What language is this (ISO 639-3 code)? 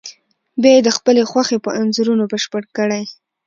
pus